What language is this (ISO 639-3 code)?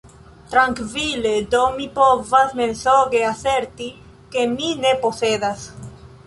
epo